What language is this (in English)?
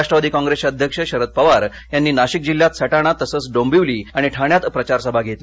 Marathi